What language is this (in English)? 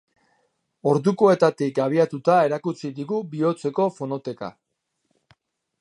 Basque